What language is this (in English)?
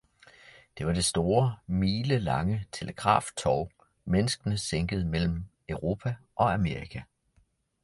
Danish